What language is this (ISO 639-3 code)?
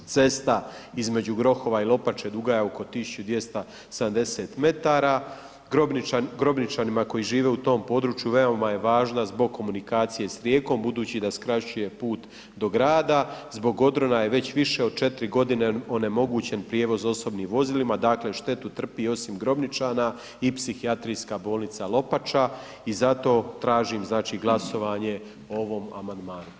hrv